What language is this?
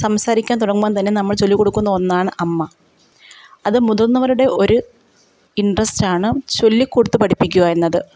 Malayalam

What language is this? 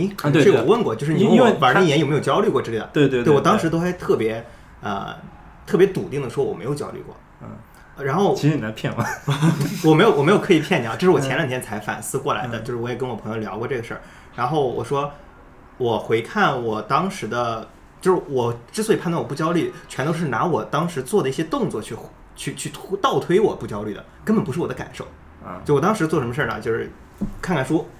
Chinese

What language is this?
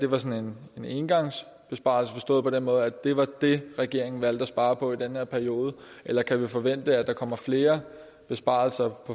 Danish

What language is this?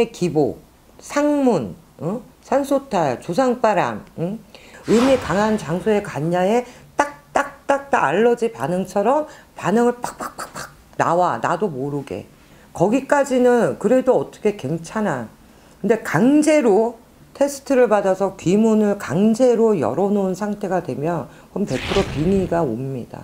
Korean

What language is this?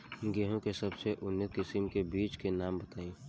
Bhojpuri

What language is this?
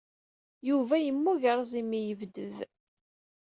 Kabyle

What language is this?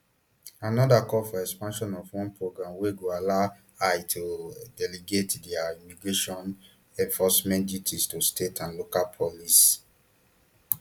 Nigerian Pidgin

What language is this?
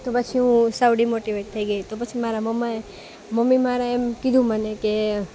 Gujarati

